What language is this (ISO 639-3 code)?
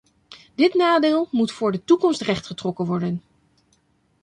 nld